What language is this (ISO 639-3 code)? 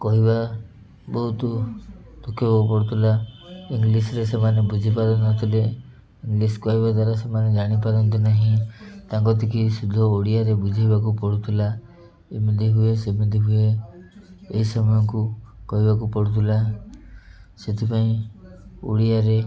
ori